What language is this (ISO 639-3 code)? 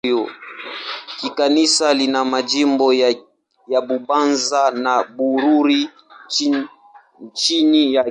swa